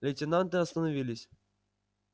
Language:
Russian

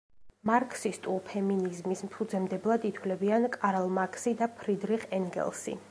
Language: Georgian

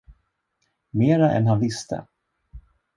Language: Swedish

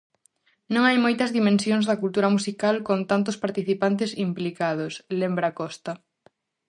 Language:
Galician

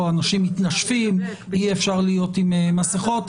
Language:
Hebrew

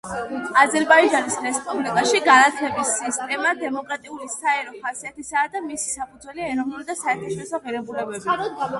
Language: Georgian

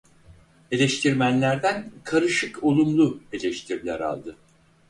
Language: Turkish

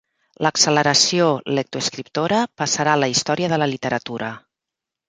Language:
Catalan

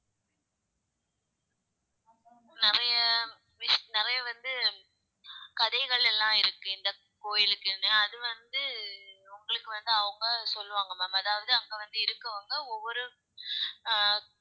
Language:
Tamil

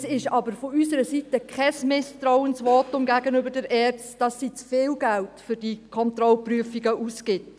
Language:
Swiss German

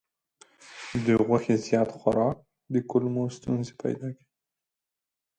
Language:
Pashto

